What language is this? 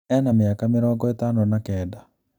Kikuyu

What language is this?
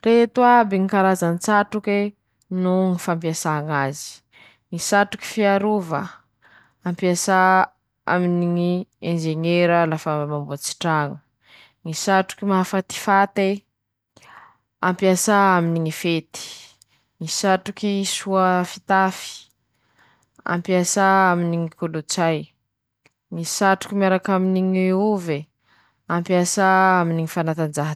Masikoro Malagasy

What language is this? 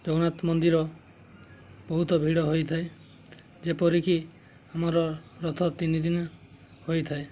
Odia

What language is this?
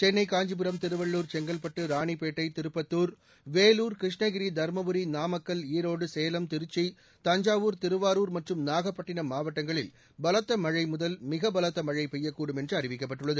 Tamil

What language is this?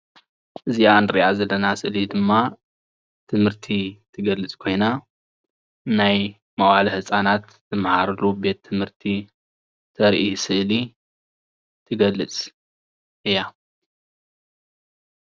Tigrinya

